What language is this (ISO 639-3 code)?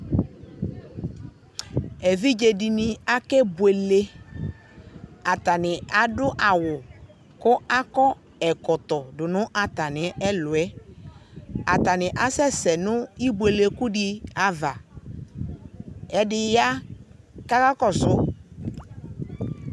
kpo